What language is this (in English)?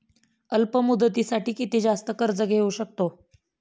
Marathi